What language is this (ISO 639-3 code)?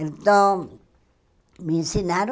por